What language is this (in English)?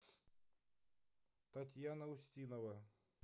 Russian